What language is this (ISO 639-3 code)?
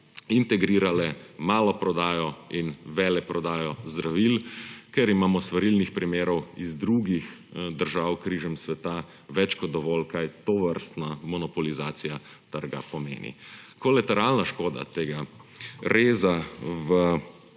slv